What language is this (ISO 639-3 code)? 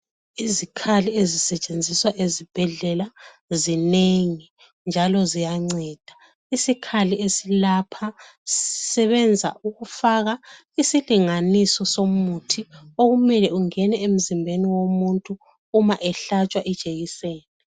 nde